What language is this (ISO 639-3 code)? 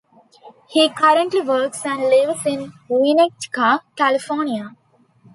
eng